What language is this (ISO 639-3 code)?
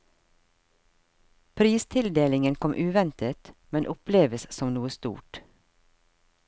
nor